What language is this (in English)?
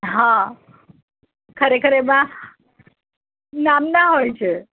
Gujarati